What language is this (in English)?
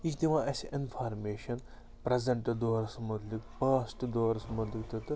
Kashmiri